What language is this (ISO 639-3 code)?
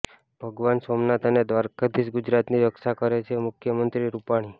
guj